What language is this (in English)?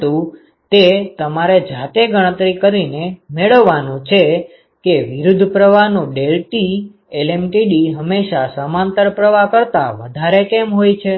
Gujarati